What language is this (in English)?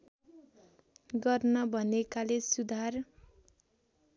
Nepali